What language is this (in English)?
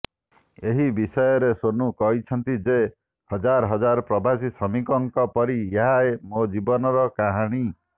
Odia